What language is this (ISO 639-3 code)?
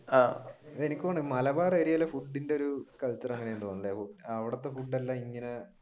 mal